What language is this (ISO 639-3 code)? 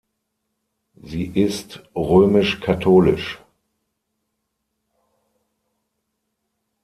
deu